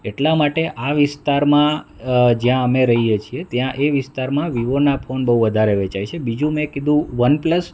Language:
Gujarati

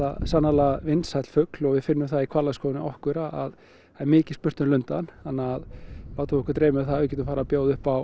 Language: Icelandic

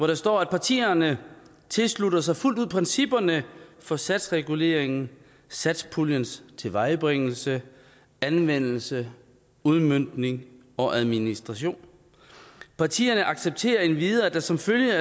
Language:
Danish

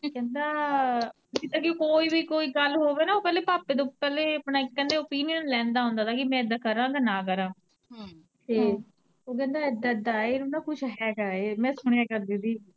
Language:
Punjabi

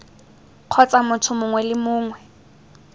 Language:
Tswana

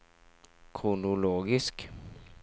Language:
Norwegian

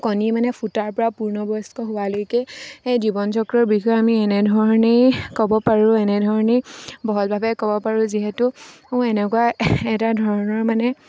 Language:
Assamese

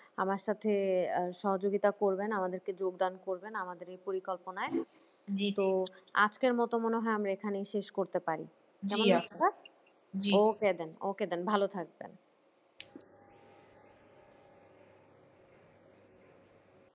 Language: Bangla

